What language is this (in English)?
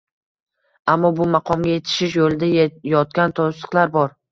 Uzbek